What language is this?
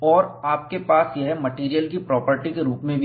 Hindi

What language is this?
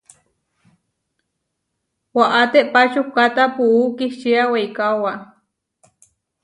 Huarijio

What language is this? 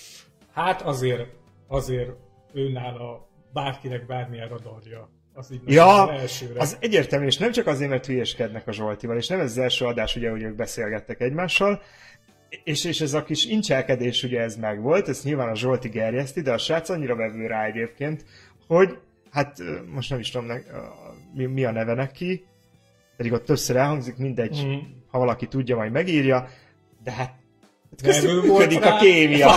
Hungarian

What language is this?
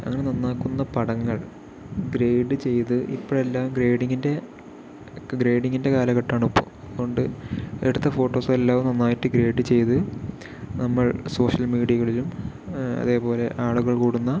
Malayalam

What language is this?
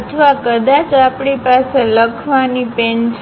Gujarati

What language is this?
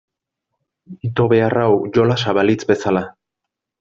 Basque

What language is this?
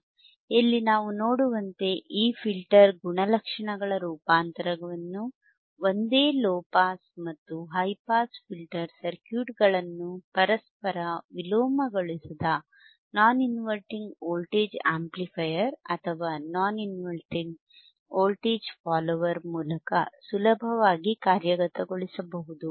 Kannada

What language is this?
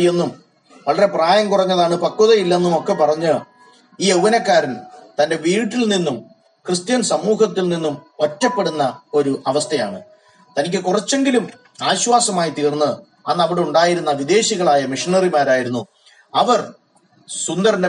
Malayalam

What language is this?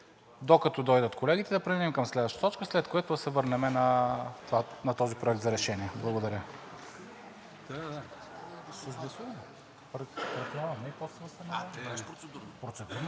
Bulgarian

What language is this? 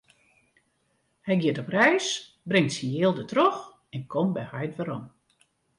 Western Frisian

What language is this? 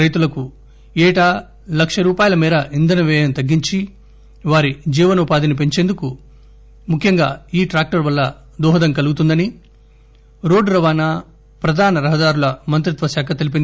Telugu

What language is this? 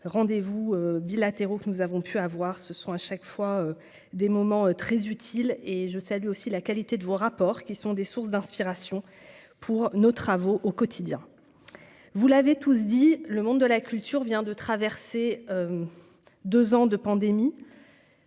French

